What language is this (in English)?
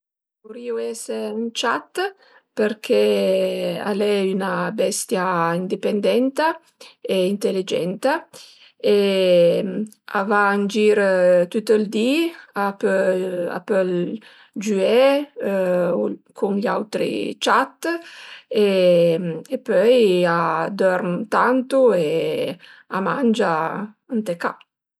Piedmontese